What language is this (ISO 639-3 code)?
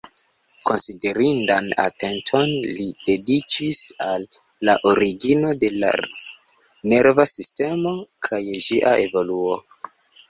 epo